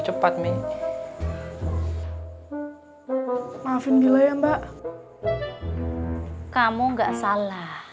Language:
Indonesian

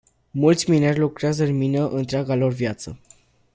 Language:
Romanian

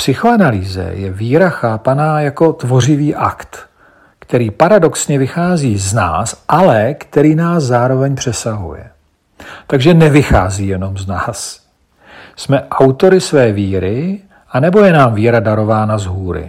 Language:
Czech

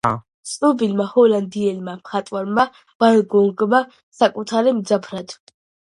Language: Georgian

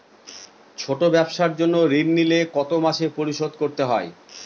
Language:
Bangla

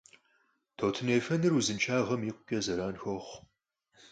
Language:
Kabardian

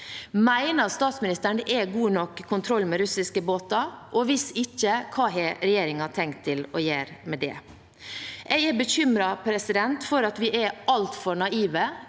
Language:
Norwegian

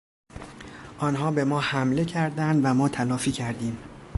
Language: Persian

